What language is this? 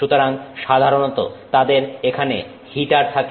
Bangla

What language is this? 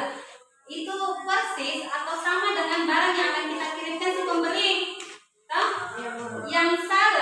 Indonesian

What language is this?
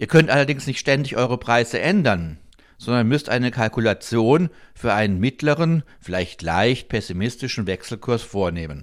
German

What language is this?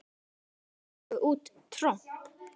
Icelandic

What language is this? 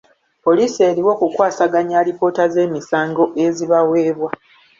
Ganda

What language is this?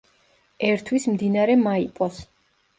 Georgian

